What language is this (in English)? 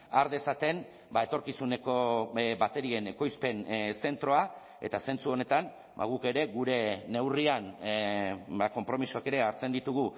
Basque